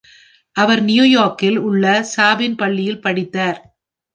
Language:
Tamil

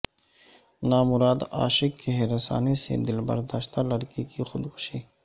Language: Urdu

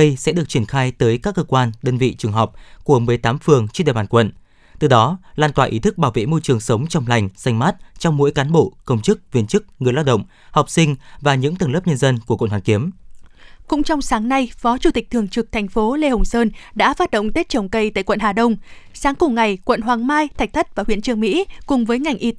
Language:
Vietnamese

